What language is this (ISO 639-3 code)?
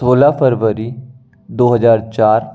hin